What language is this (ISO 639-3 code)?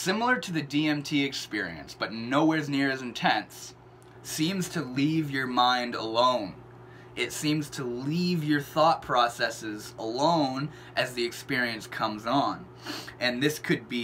eng